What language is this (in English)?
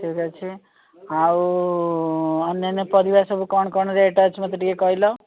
Odia